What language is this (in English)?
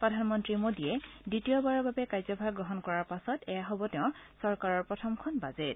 Assamese